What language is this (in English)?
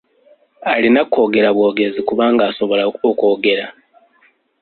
Ganda